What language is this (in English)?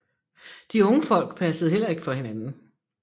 Danish